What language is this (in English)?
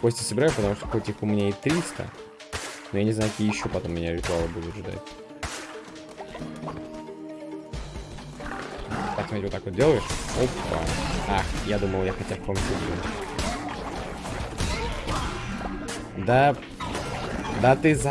Russian